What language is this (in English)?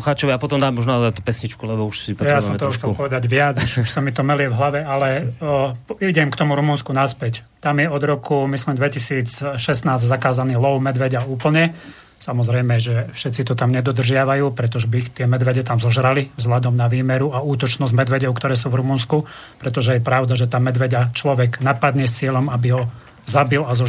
Slovak